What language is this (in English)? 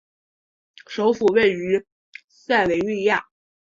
Chinese